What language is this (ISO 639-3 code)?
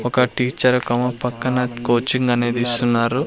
tel